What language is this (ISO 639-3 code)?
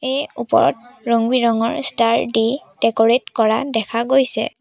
asm